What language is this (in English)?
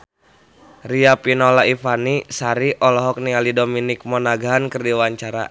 Sundanese